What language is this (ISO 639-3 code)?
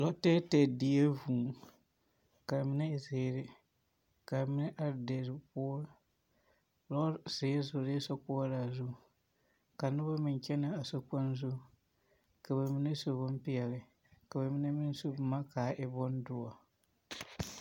dga